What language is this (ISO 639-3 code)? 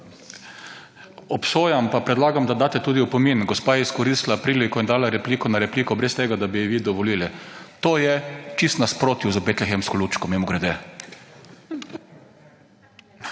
slv